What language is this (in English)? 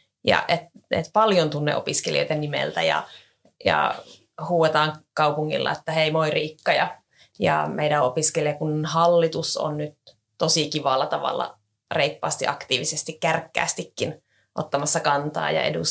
Finnish